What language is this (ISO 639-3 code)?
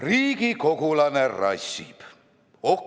est